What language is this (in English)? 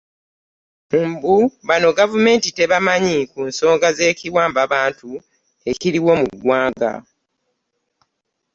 Ganda